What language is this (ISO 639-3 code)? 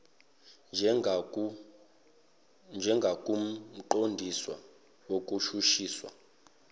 zul